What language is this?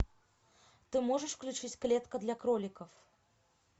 Russian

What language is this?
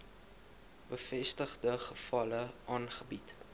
Afrikaans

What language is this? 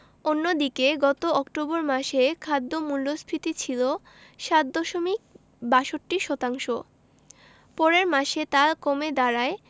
Bangla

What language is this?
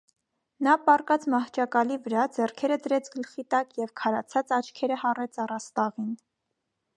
Armenian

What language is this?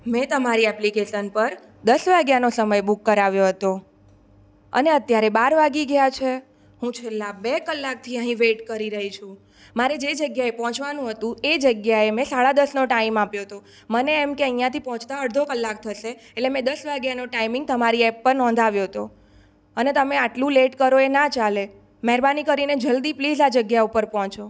Gujarati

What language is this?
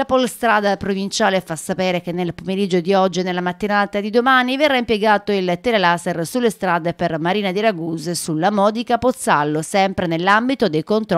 Italian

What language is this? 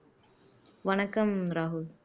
Tamil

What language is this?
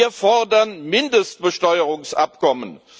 German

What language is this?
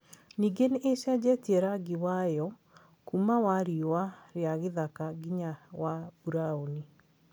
Kikuyu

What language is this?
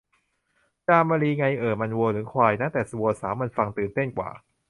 Thai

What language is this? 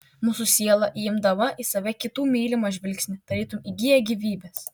Lithuanian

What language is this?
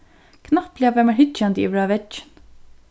Faroese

